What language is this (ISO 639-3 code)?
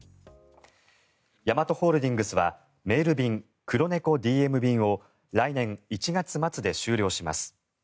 jpn